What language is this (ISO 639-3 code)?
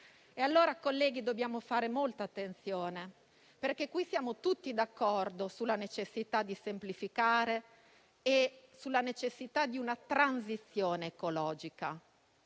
ita